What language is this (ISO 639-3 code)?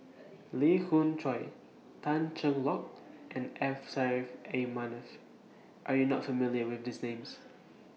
eng